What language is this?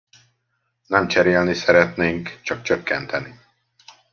Hungarian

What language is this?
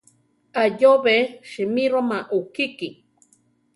Central Tarahumara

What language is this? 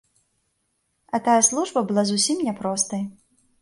Belarusian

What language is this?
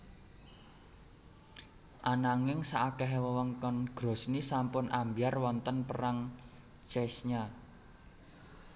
Javanese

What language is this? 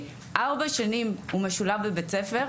Hebrew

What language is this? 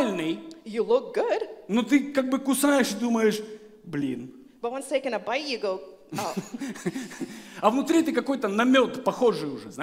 Russian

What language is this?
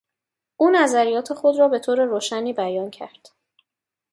Persian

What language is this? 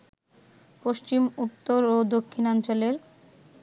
Bangla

